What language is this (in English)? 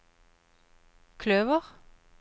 Norwegian